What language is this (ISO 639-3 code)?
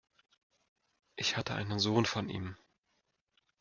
deu